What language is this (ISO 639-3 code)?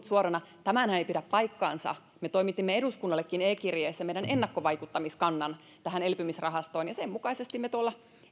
fin